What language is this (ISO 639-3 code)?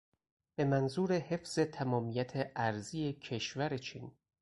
fas